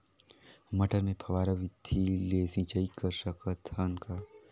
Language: Chhattisgarhi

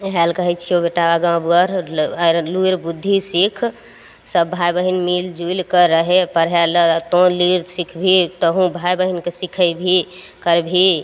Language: Maithili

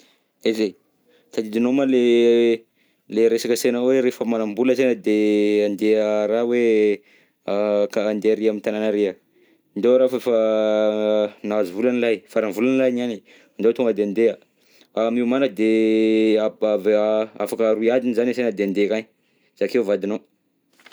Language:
Southern Betsimisaraka Malagasy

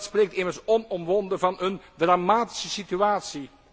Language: Dutch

